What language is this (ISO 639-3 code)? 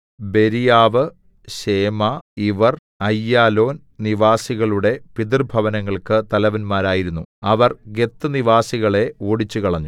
mal